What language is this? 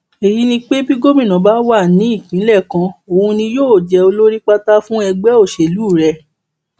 Yoruba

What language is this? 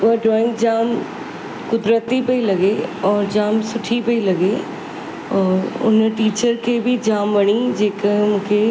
Sindhi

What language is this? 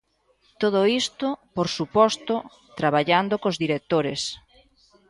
Galician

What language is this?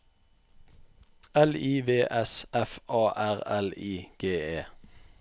Norwegian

